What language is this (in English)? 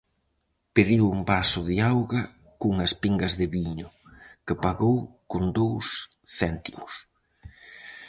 Galician